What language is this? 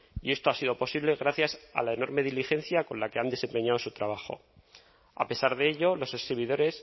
Spanish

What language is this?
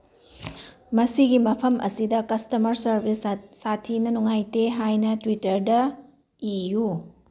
Manipuri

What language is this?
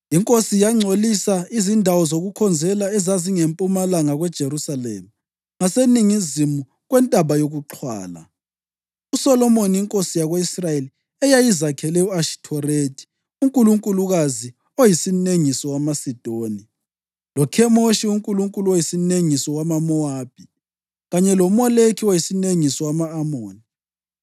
North Ndebele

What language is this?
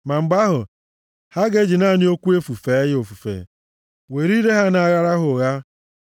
Igbo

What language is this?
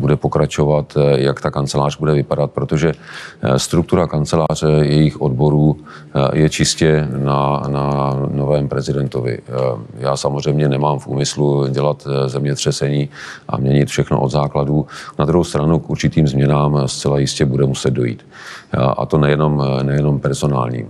Czech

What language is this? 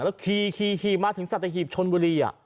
Thai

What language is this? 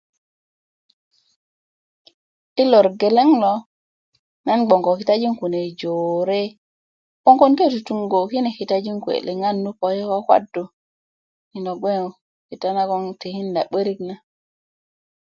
Kuku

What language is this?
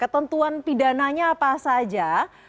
Indonesian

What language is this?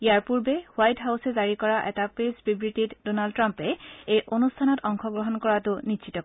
Assamese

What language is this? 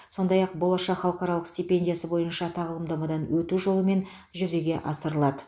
Kazakh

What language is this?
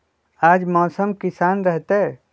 Magahi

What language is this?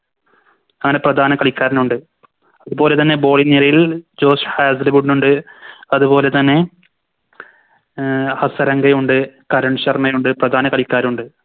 Malayalam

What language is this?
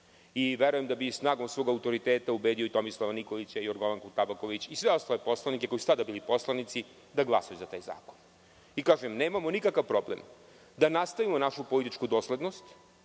Serbian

